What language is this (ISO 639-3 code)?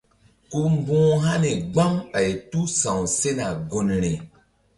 mdd